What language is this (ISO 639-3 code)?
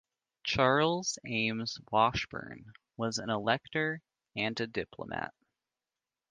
eng